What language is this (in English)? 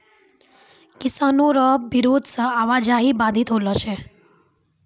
Maithili